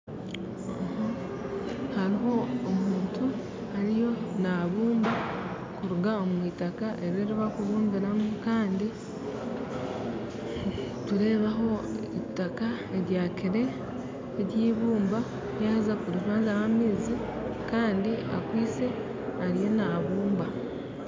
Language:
Nyankole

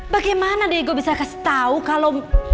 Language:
Indonesian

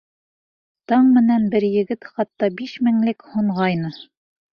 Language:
Bashkir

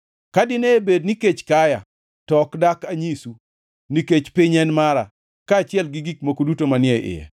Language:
Luo (Kenya and Tanzania)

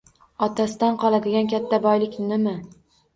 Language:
Uzbek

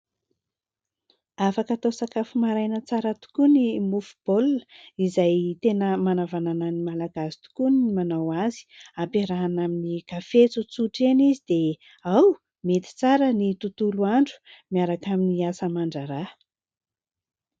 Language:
Malagasy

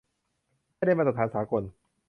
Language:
Thai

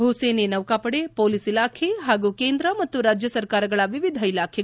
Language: Kannada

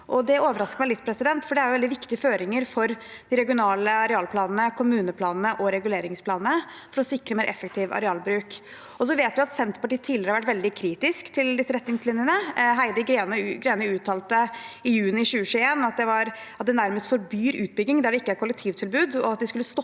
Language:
Norwegian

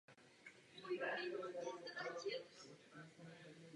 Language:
Czech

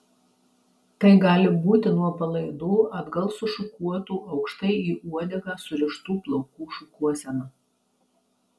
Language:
Lithuanian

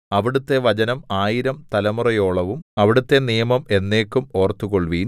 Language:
Malayalam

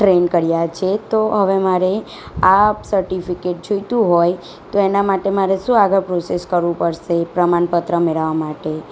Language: Gujarati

